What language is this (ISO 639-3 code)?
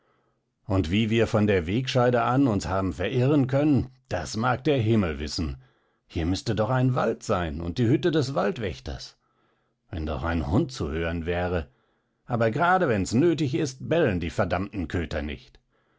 deu